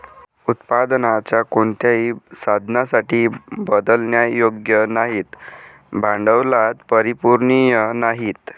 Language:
Marathi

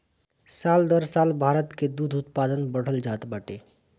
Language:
Bhojpuri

